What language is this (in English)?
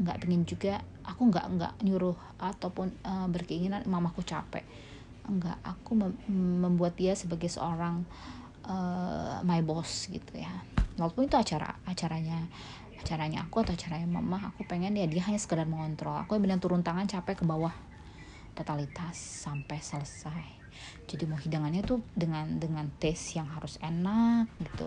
Indonesian